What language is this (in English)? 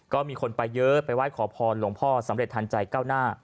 Thai